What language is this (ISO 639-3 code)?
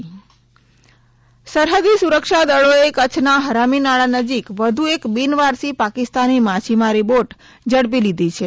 guj